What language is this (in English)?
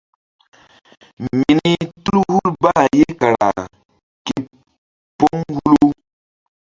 Mbum